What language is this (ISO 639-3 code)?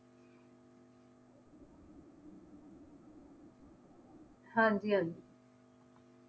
pan